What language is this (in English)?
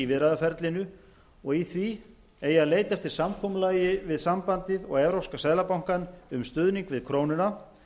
Icelandic